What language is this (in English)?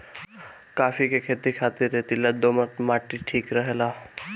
Bhojpuri